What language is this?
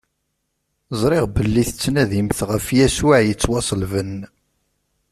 Kabyle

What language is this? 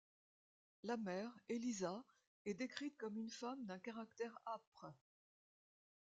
French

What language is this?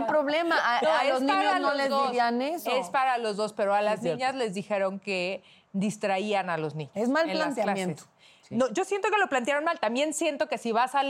Spanish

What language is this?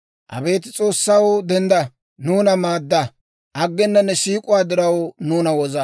Dawro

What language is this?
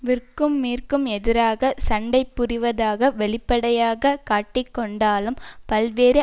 Tamil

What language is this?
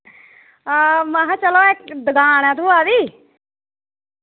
Dogri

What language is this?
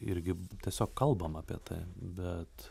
Lithuanian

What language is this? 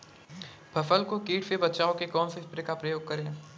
Hindi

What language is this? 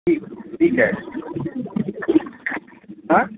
Sindhi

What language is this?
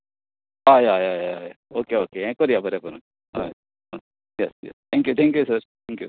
Konkani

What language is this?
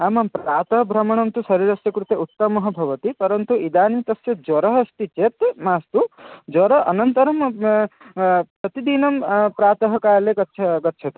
Sanskrit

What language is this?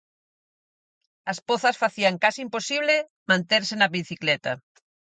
Galician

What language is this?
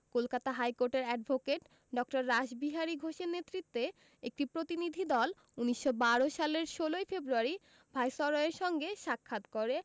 Bangla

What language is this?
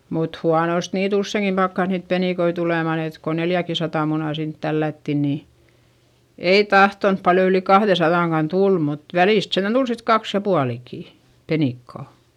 Finnish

